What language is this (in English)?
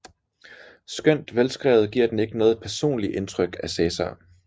Danish